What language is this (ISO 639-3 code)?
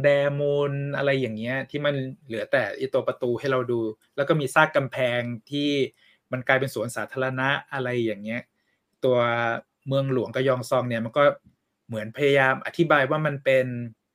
tha